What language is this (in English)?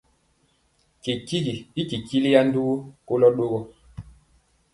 Mpiemo